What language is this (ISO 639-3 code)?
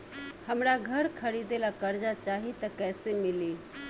bho